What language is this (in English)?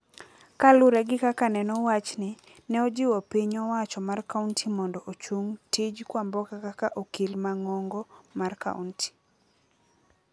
Luo (Kenya and Tanzania)